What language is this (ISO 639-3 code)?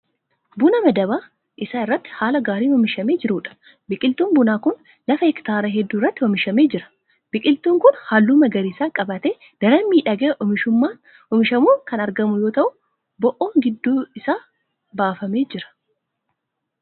orm